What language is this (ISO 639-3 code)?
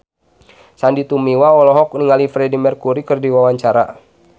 sun